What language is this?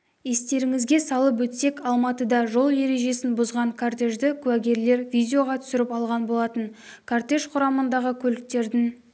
Kazakh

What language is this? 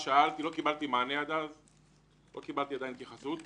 Hebrew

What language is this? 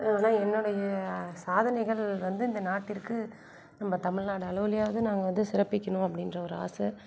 Tamil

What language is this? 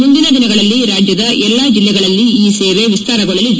Kannada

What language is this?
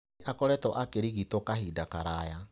Kikuyu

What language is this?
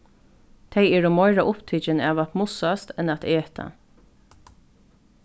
Faroese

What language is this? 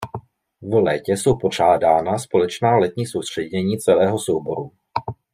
Czech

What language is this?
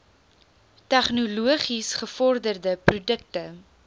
Afrikaans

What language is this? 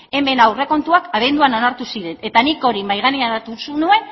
Basque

